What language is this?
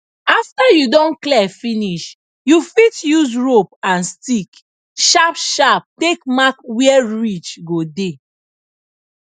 Nigerian Pidgin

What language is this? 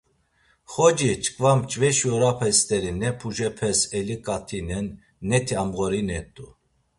Laz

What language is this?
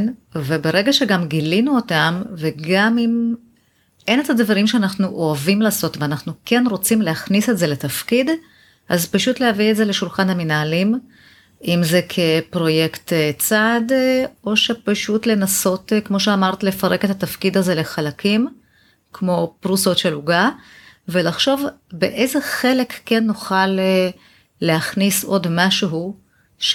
Hebrew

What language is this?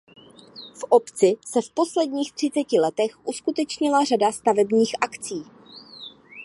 Czech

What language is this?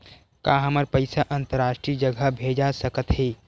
Chhattisgarhi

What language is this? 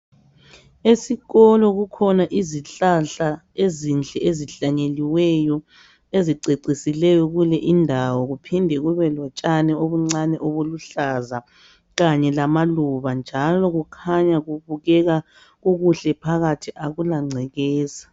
North Ndebele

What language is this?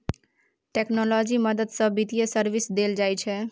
Maithili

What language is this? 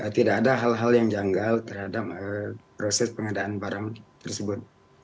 Indonesian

